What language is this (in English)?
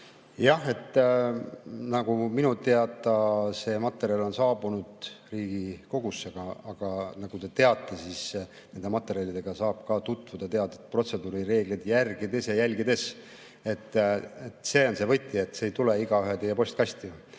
Estonian